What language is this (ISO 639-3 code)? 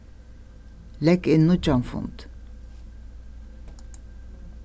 fao